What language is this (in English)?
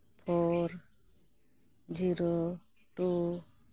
Santali